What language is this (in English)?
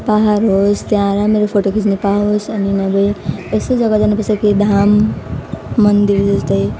Nepali